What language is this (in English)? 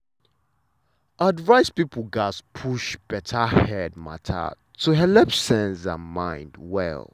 Nigerian Pidgin